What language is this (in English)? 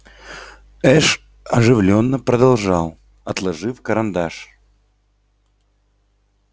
Russian